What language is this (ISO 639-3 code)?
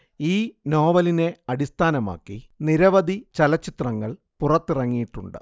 mal